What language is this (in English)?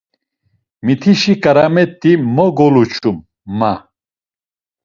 Laz